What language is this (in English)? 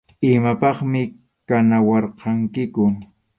Arequipa-La Unión Quechua